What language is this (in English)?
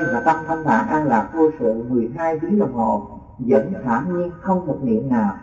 Vietnamese